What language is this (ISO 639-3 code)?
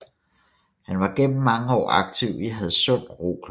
dan